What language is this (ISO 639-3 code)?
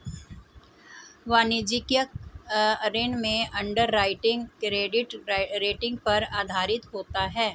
hin